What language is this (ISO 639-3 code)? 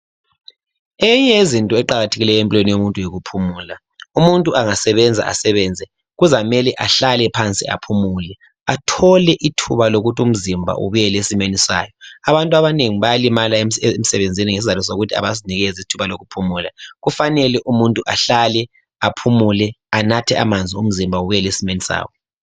nde